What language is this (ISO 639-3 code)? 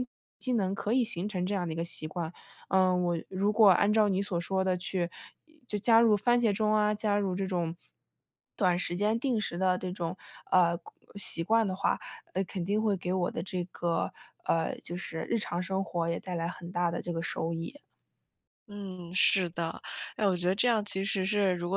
zho